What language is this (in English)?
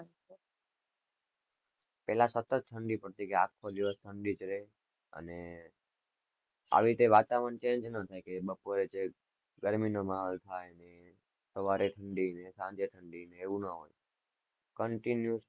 Gujarati